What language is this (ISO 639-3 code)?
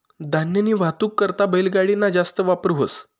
mar